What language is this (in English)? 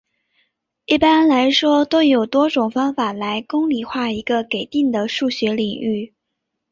Chinese